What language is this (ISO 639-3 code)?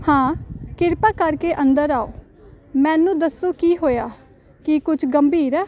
pan